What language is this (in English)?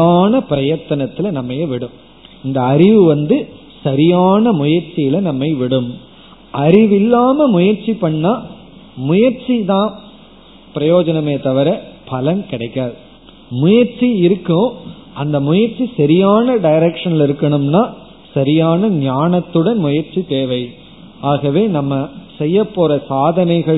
Tamil